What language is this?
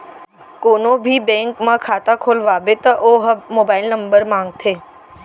Chhattisgarhi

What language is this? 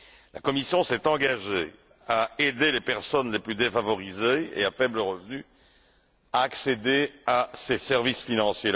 French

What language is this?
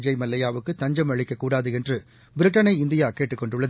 Tamil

